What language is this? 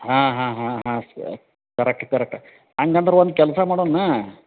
Kannada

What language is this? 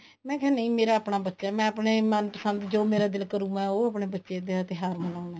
Punjabi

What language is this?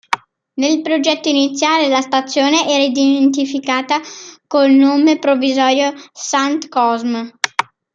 Italian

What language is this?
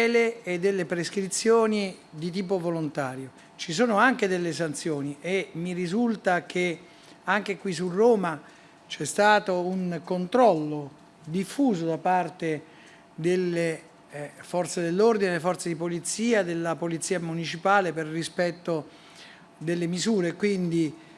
Italian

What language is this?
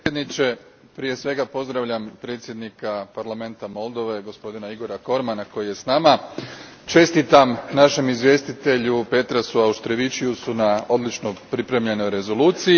Croatian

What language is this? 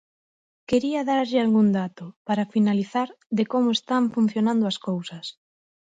Galician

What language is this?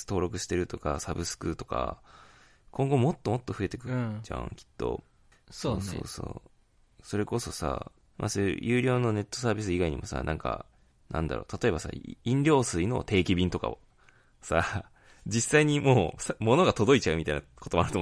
Japanese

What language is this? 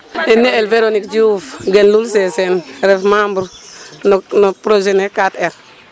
Serer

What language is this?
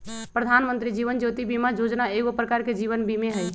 Magahi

